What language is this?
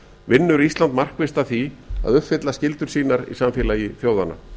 Icelandic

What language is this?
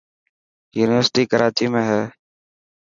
Dhatki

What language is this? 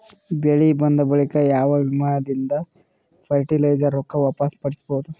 Kannada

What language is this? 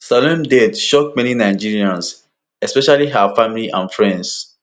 Nigerian Pidgin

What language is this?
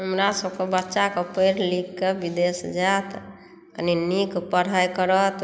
Maithili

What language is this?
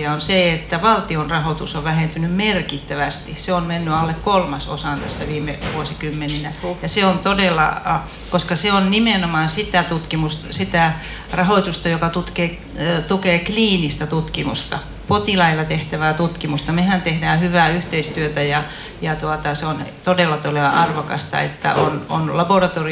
Finnish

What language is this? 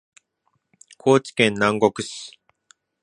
Japanese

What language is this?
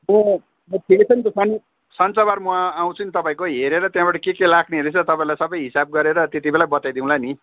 Nepali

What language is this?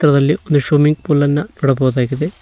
Kannada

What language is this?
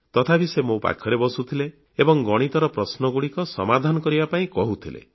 Odia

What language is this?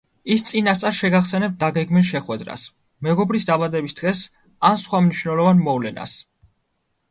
Georgian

